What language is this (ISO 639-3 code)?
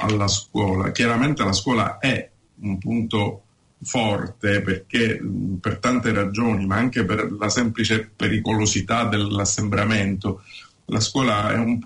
ita